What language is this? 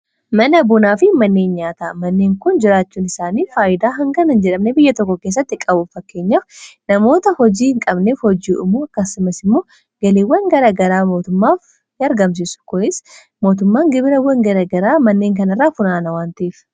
Oromo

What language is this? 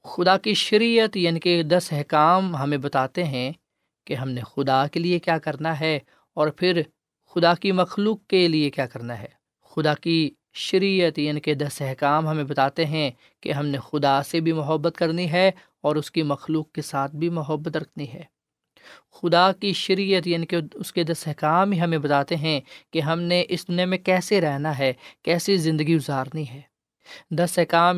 Urdu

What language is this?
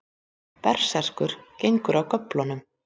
Icelandic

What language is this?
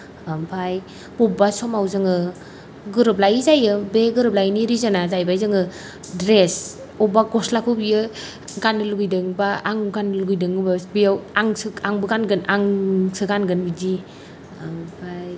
Bodo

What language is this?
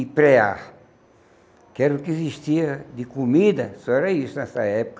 Portuguese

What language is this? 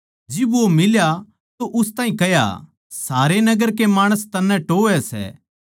Haryanvi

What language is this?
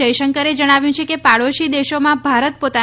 Gujarati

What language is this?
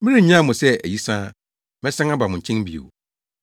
Akan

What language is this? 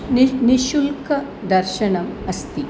Sanskrit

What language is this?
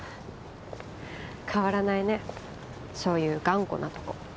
Japanese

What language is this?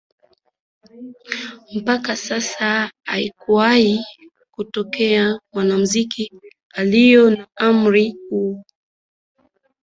Swahili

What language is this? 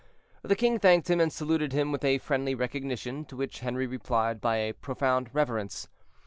English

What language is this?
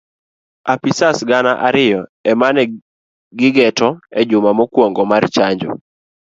Luo (Kenya and Tanzania)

